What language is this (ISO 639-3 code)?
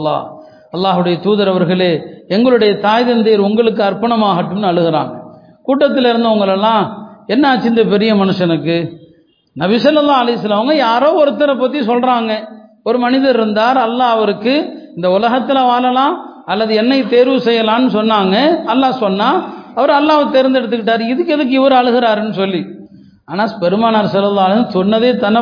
tam